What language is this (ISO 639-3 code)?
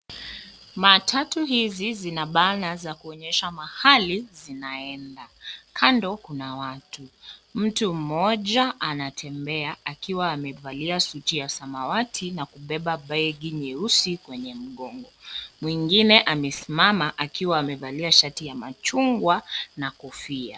swa